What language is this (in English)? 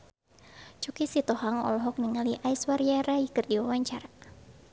Sundanese